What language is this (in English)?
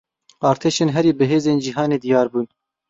Kurdish